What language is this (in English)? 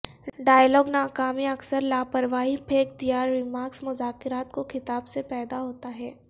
Urdu